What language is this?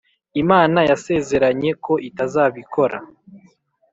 Kinyarwanda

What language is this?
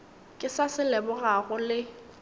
Northern Sotho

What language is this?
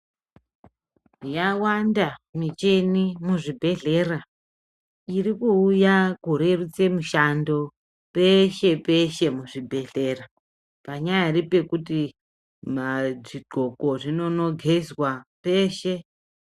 Ndau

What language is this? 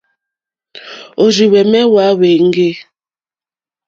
Mokpwe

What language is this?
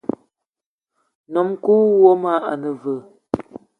Eton (Cameroon)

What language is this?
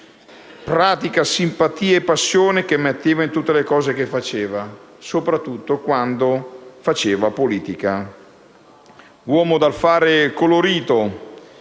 Italian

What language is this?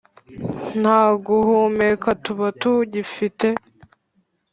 Kinyarwanda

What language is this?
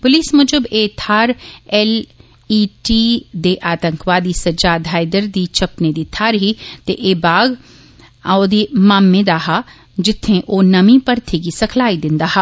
Dogri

